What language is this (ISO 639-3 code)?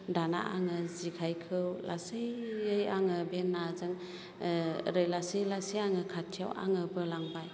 brx